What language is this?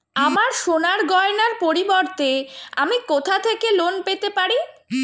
Bangla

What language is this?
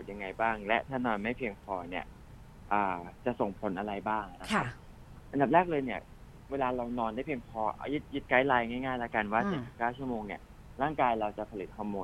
Thai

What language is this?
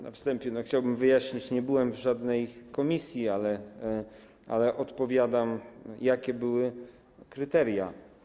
Polish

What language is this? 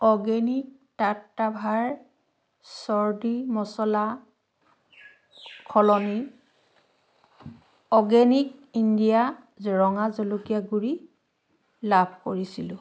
Assamese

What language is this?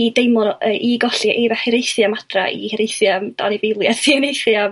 Welsh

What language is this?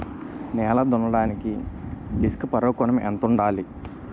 Telugu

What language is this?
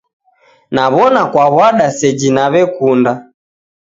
Taita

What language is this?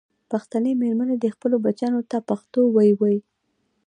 Pashto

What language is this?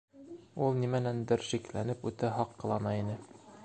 Bashkir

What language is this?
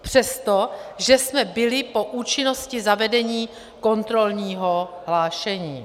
Czech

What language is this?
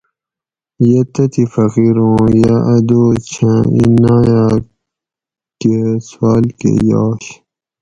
Gawri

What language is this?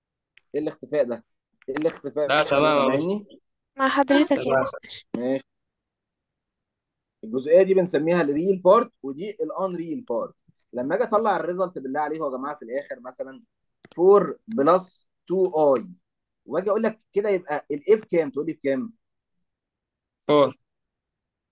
Arabic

